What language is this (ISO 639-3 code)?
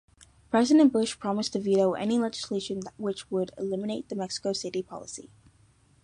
eng